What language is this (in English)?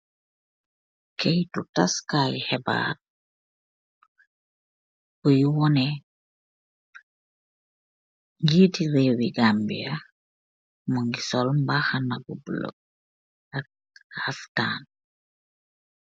Wolof